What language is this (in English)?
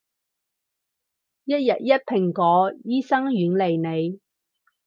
Cantonese